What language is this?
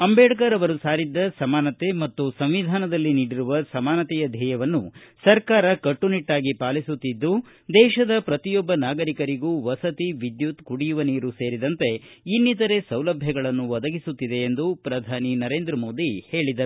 Kannada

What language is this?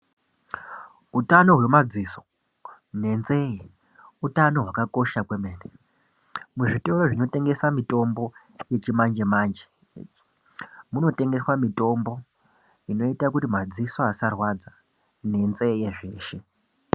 Ndau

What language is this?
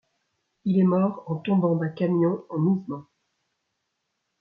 French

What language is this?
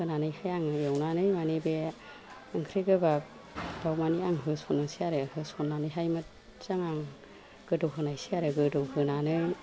Bodo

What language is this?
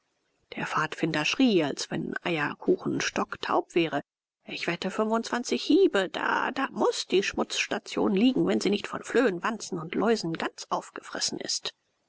German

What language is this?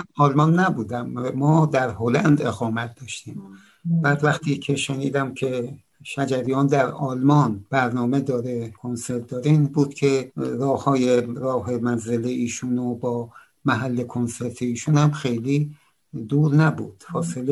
Persian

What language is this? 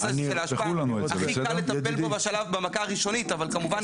Hebrew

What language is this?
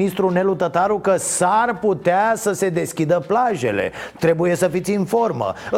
Romanian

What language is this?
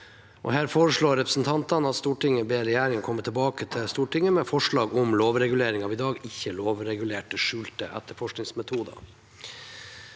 Norwegian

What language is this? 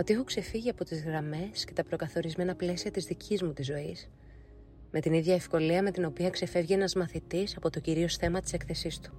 Greek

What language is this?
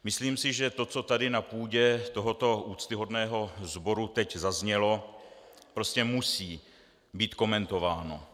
Czech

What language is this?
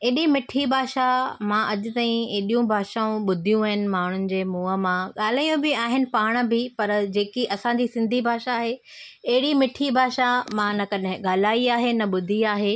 Sindhi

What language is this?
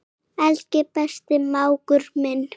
Icelandic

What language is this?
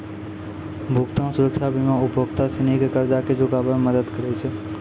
Maithili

